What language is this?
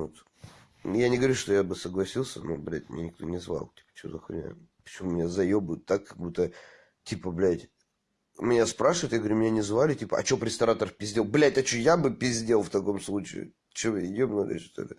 Russian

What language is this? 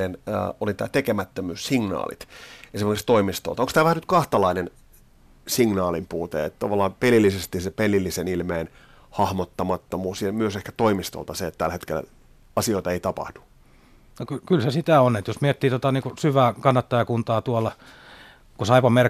Finnish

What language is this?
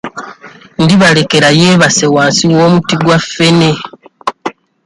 Ganda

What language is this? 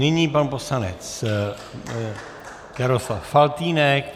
Czech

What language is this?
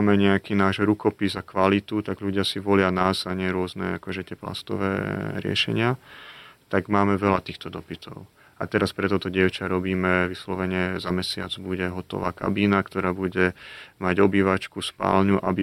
Slovak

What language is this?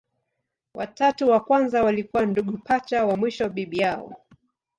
Swahili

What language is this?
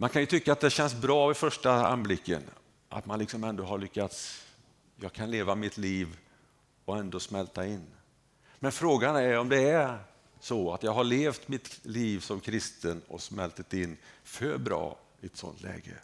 Swedish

